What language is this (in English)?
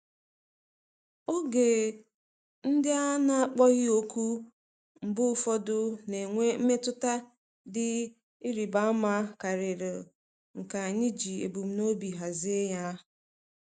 Igbo